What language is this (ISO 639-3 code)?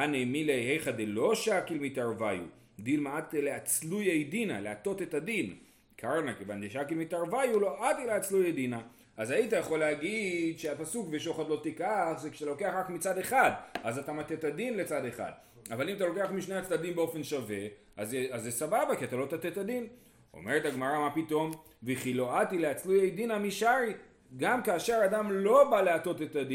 heb